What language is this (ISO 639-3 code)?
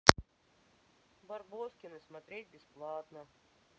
rus